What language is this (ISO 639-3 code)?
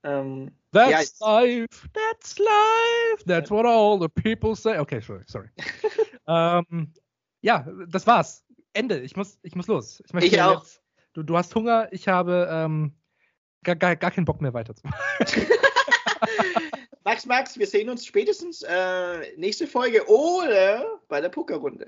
deu